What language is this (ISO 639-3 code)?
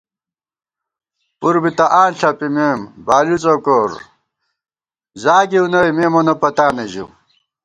gwt